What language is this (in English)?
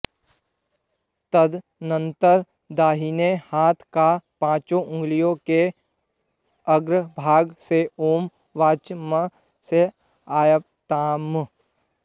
Sanskrit